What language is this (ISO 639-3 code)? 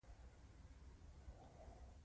pus